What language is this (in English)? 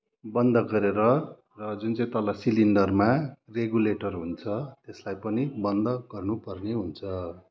Nepali